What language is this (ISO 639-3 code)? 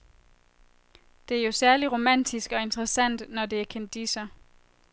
dan